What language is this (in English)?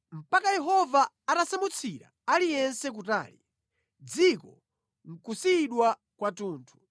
Nyanja